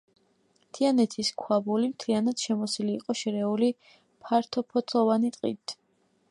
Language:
Georgian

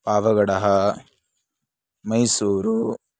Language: Sanskrit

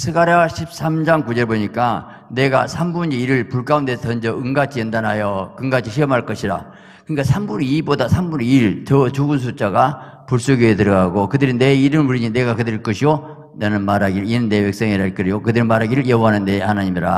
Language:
Korean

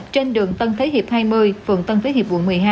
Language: Vietnamese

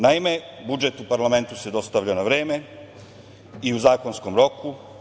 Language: Serbian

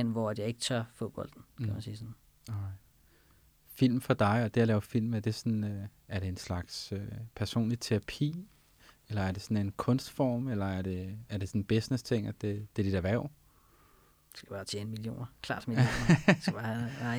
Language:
Danish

